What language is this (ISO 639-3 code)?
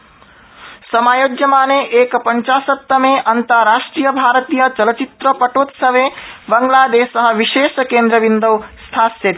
san